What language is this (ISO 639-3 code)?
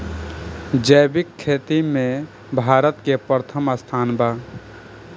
bho